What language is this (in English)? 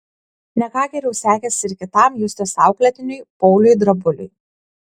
Lithuanian